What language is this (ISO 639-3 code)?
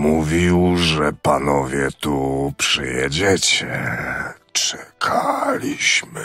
pol